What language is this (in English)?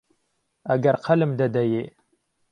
Central Kurdish